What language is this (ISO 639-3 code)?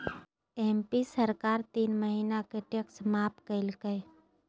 mag